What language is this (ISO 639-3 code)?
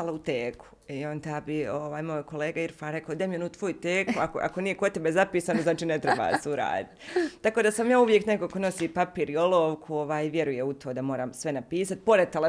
hrv